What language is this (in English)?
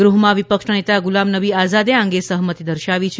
Gujarati